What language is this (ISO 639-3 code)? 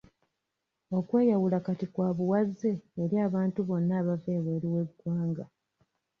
lug